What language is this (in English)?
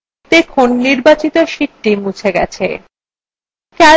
Bangla